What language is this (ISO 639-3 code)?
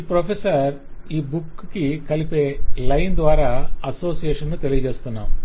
tel